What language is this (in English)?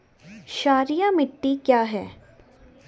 Hindi